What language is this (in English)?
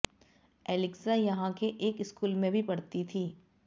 Hindi